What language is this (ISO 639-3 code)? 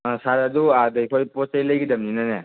mni